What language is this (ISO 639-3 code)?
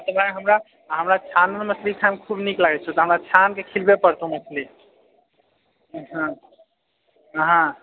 mai